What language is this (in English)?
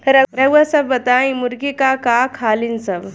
Bhojpuri